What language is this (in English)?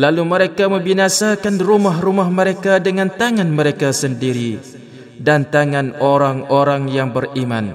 Malay